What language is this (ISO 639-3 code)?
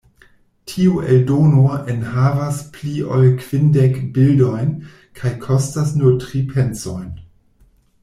epo